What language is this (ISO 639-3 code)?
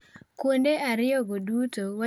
luo